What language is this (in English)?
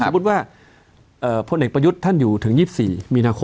Thai